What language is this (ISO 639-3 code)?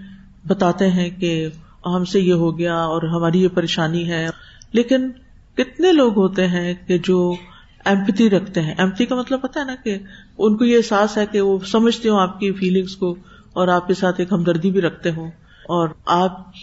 urd